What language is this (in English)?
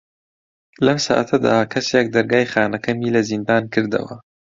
Central Kurdish